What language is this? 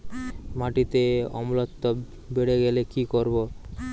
Bangla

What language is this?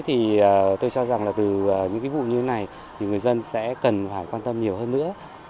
Vietnamese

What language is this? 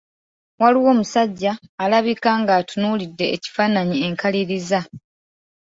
Ganda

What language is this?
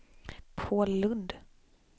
Swedish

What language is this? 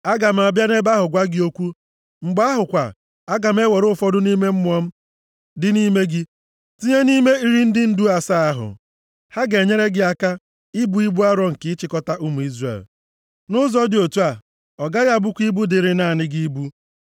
Igbo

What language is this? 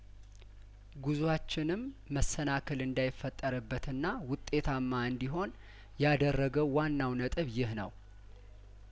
Amharic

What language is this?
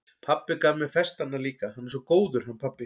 Icelandic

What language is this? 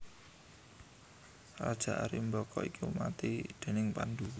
Javanese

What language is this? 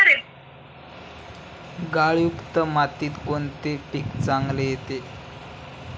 Marathi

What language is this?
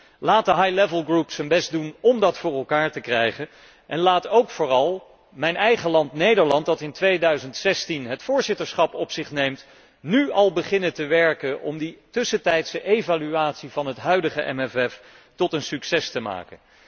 Dutch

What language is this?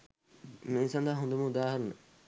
Sinhala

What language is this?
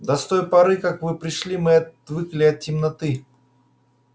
Russian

